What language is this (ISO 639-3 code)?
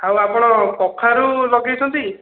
ori